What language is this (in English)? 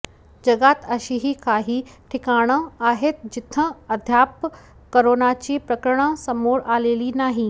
Marathi